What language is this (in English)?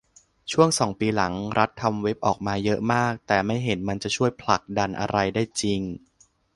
Thai